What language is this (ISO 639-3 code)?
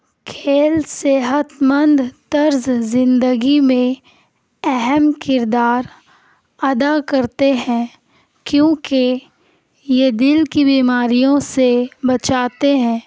urd